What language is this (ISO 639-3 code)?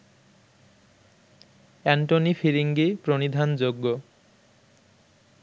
ben